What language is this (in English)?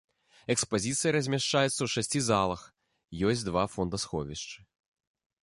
Belarusian